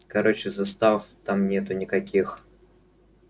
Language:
Russian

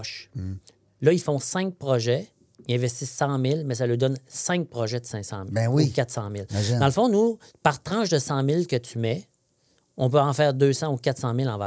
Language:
French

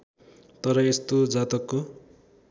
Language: Nepali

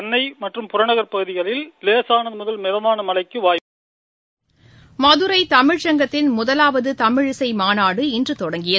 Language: Tamil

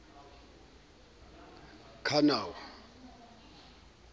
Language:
Southern Sotho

